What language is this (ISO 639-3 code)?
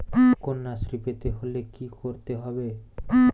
ben